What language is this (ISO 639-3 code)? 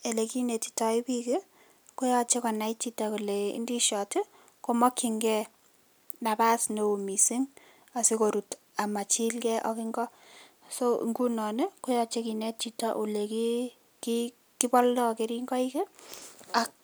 kln